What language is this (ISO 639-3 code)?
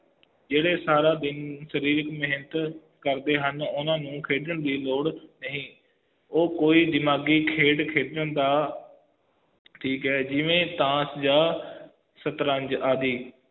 pan